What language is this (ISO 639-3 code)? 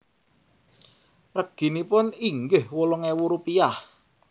jav